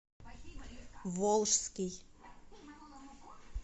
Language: Russian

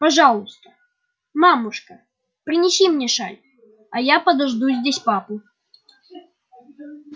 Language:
Russian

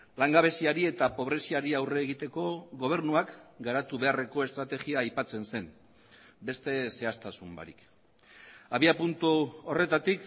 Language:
Basque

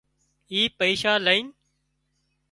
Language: Wadiyara Koli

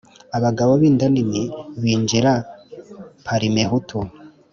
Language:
Kinyarwanda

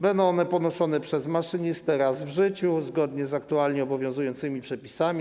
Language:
Polish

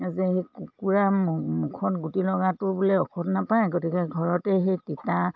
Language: Assamese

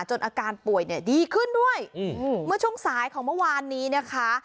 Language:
Thai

